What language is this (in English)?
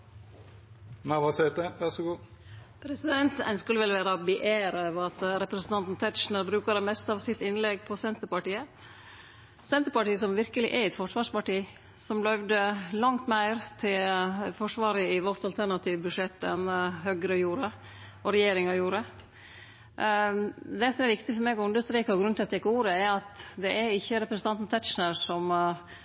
Norwegian